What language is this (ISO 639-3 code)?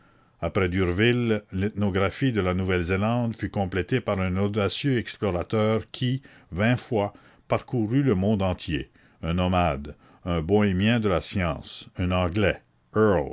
fra